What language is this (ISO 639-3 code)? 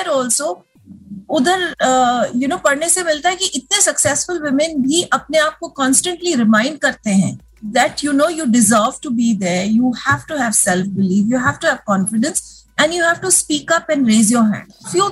hin